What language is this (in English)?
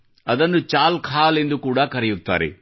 Kannada